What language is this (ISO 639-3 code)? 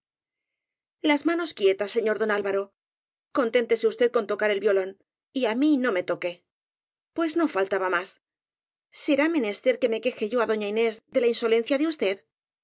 spa